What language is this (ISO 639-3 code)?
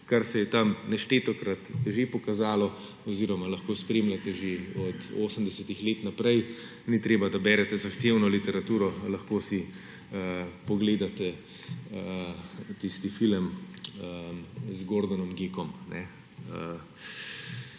slv